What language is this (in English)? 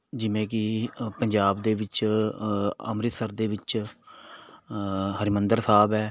Punjabi